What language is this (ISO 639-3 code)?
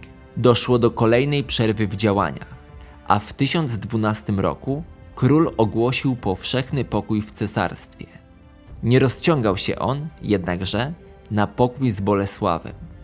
pol